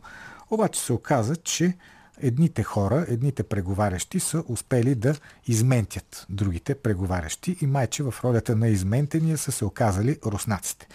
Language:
Bulgarian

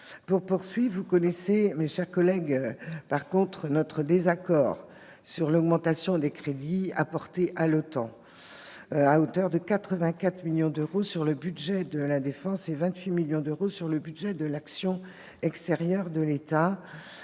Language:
French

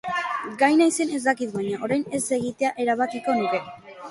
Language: Basque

